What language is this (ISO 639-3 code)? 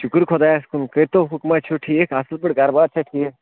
kas